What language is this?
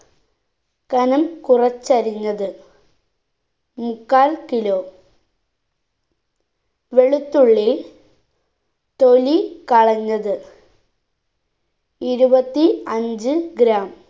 Malayalam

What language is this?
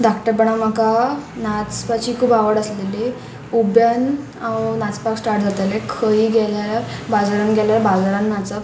Konkani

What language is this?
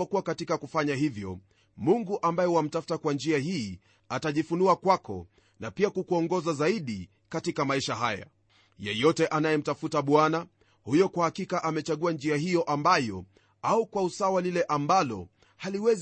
Swahili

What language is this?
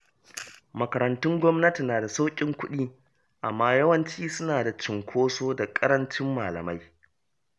Hausa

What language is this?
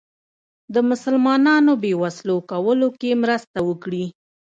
Pashto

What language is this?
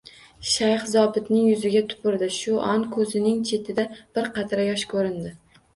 Uzbek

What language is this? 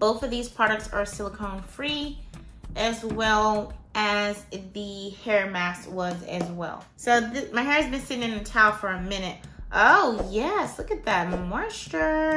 English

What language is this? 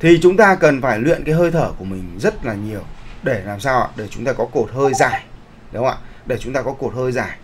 Vietnamese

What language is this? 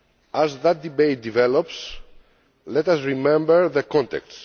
English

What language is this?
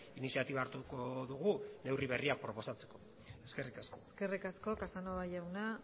Basque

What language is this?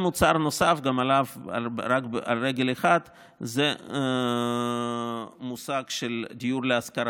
Hebrew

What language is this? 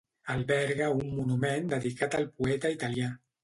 Catalan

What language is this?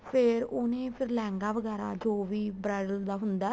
Punjabi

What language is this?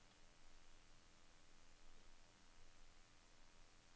Norwegian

